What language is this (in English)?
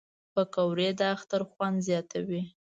Pashto